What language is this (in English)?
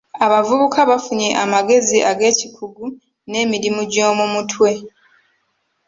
Ganda